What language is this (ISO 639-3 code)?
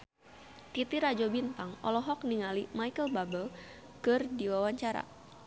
sun